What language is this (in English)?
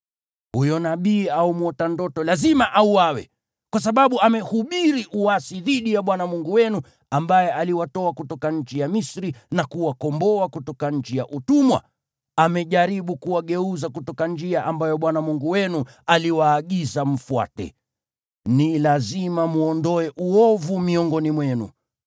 Swahili